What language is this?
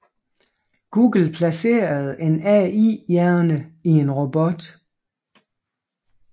Danish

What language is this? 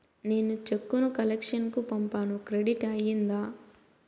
Telugu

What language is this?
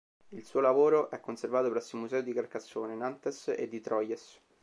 Italian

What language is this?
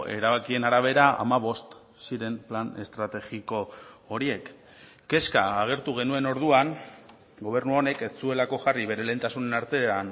Basque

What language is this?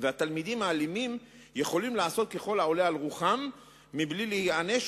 Hebrew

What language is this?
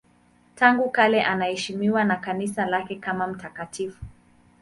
Swahili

